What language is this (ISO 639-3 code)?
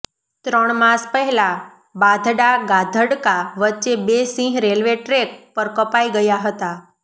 guj